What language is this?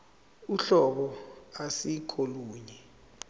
Zulu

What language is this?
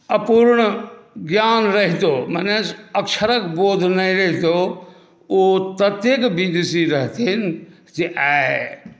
Maithili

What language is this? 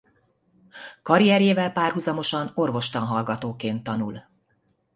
Hungarian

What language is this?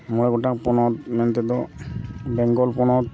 Santali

